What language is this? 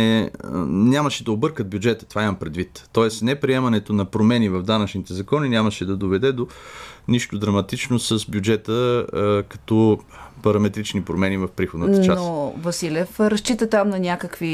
Bulgarian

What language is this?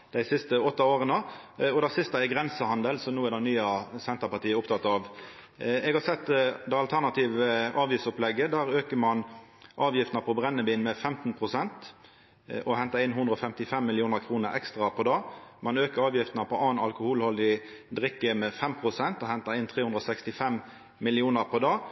Norwegian Nynorsk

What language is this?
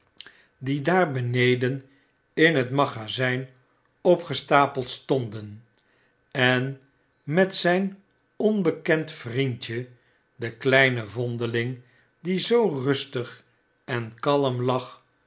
Dutch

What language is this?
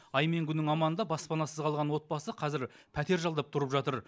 Kazakh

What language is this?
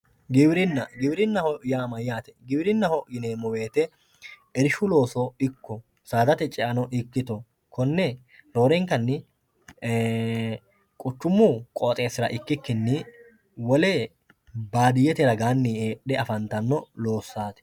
Sidamo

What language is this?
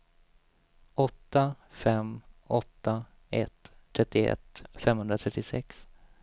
Swedish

